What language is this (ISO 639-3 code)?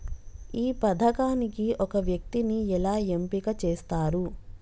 tel